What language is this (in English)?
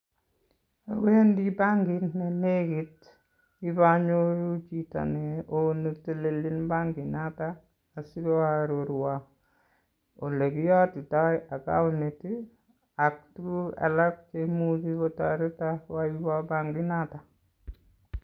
Kalenjin